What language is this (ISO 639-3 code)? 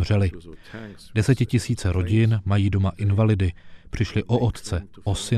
ces